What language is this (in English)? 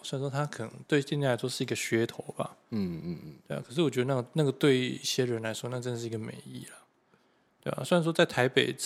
Chinese